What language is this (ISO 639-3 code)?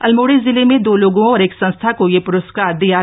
hin